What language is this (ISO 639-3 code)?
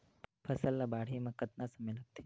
hne